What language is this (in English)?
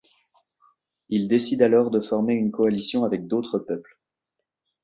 French